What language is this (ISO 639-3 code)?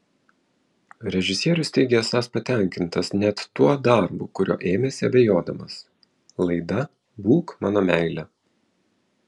lit